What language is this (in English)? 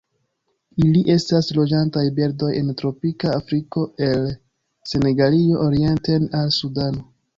Esperanto